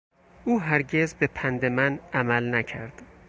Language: Persian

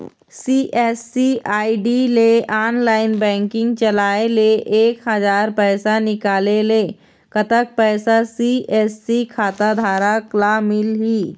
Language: Chhattisgarhi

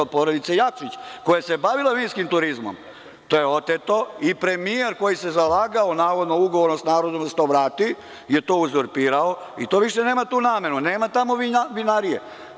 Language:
Serbian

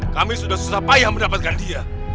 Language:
Indonesian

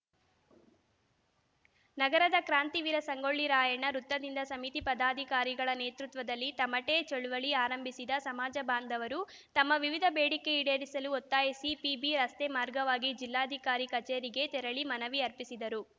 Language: Kannada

